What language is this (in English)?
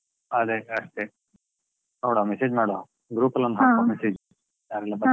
Kannada